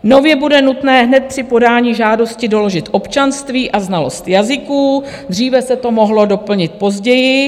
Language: Czech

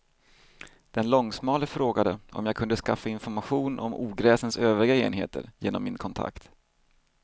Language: Swedish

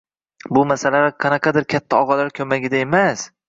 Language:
Uzbek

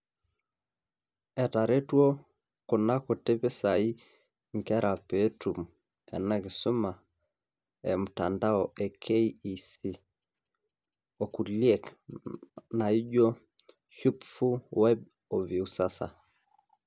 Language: Masai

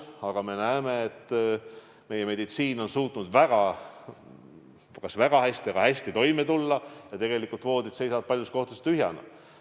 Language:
Estonian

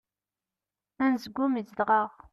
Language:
Kabyle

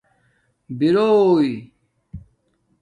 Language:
Domaaki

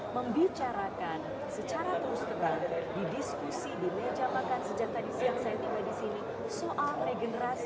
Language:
Indonesian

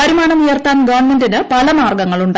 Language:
Malayalam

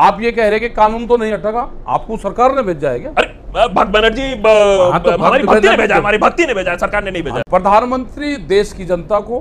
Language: Hindi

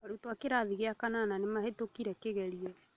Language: Kikuyu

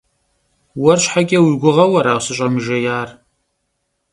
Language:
Kabardian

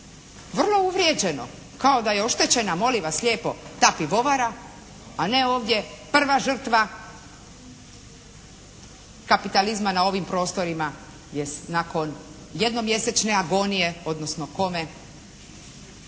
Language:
Croatian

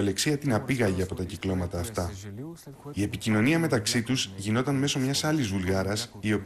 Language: Greek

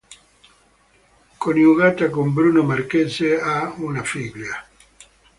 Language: Italian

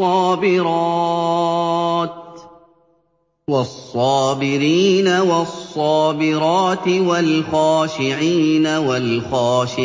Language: Arabic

